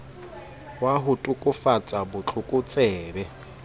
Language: Southern Sotho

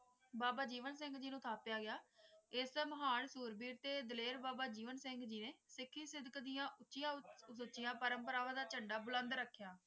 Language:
Punjabi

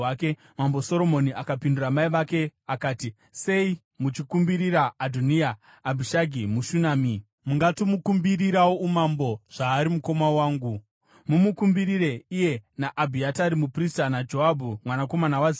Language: Shona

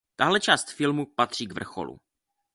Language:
Czech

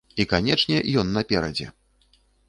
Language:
Belarusian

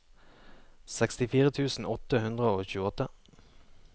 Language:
Norwegian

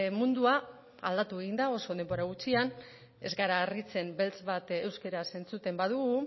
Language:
Basque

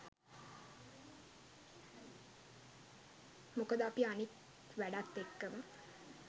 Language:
Sinhala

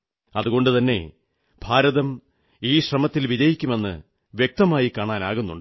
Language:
Malayalam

